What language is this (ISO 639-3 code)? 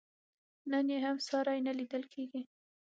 pus